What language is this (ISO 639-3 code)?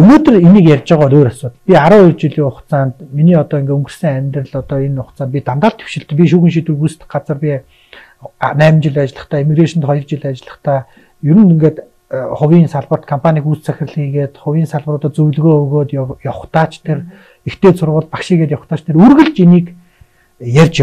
tur